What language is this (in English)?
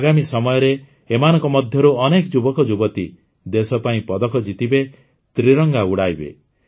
Odia